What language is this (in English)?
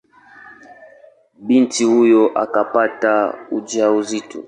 Swahili